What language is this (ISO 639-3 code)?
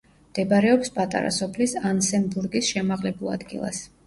kat